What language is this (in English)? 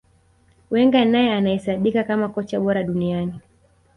Swahili